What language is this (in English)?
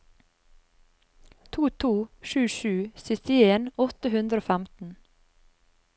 Norwegian